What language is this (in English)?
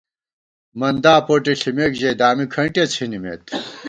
Gawar-Bati